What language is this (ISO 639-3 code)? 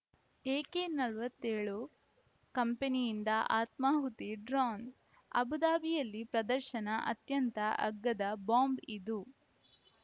kan